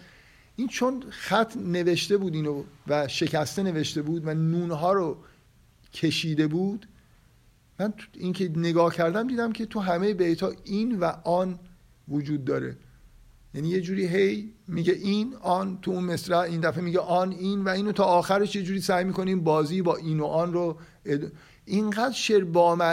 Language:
Persian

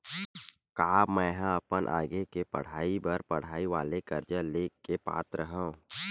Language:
Chhattisgarhi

